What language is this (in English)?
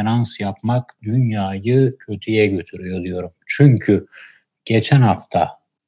Turkish